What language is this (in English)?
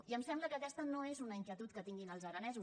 Catalan